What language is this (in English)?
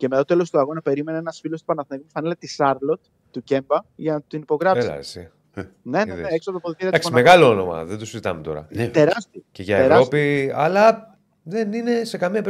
Greek